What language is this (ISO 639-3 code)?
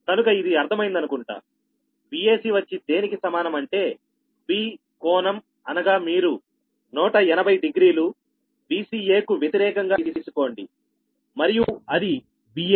tel